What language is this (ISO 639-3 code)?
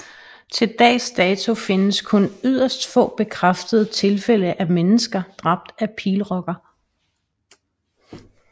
dan